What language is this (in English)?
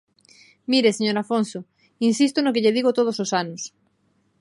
Galician